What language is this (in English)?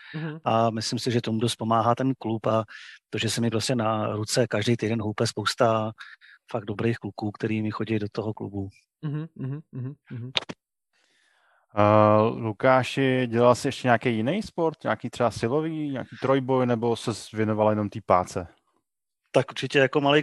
Czech